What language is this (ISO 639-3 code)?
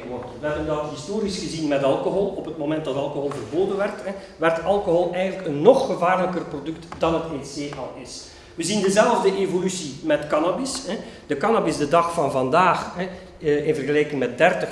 nld